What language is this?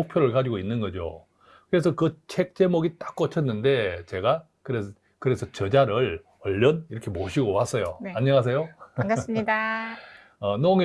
Korean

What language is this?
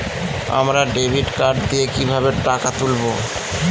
Bangla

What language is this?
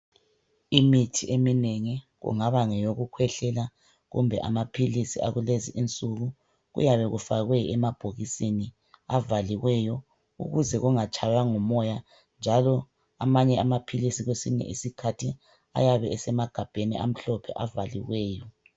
North Ndebele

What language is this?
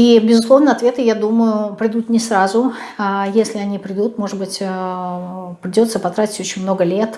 Russian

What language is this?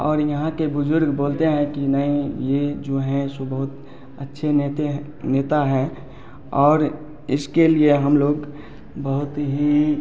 Hindi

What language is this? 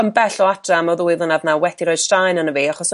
Welsh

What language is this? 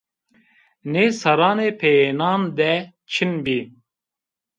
Zaza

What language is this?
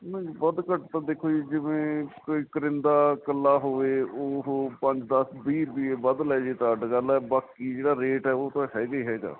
Punjabi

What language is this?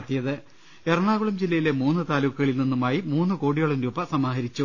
Malayalam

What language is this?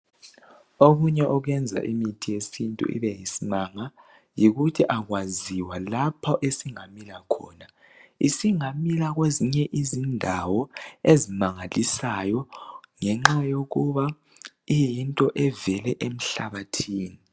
North Ndebele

